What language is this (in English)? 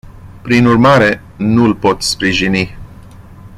Romanian